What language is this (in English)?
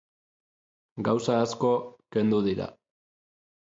Basque